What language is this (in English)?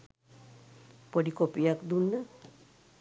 Sinhala